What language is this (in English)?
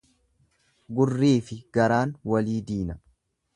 Oromo